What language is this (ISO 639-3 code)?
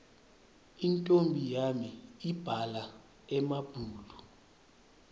ssw